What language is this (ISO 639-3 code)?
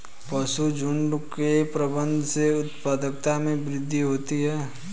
hin